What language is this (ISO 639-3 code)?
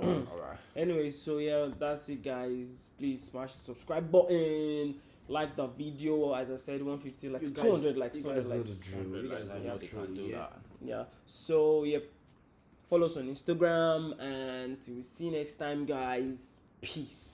tur